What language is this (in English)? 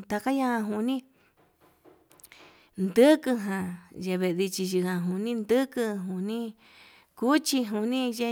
Yutanduchi Mixtec